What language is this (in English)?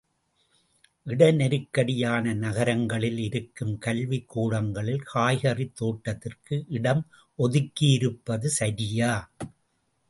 Tamil